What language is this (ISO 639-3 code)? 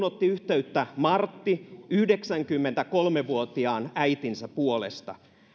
fin